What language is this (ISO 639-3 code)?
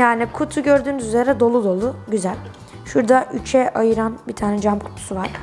tur